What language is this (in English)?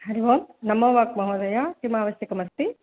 Sanskrit